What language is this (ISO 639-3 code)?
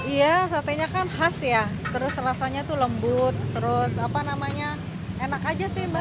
ind